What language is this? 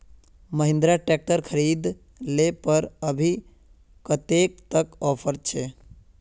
Magahi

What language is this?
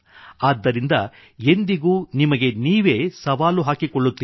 Kannada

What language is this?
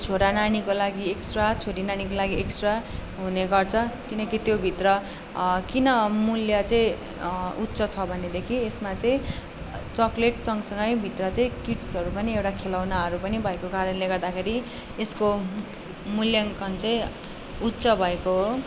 Nepali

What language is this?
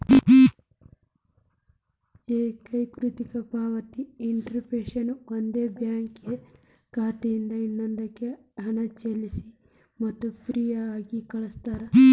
Kannada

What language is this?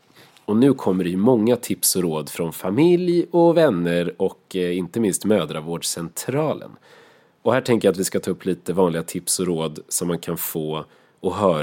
Swedish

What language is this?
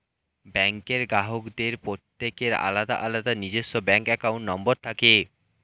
Bangla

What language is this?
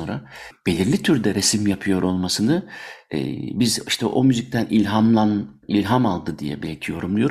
Turkish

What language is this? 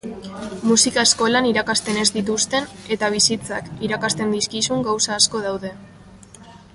Basque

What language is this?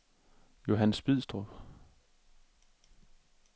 Danish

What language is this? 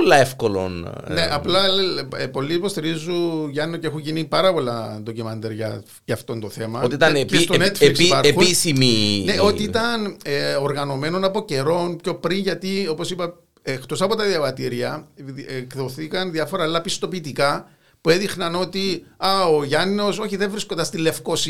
Greek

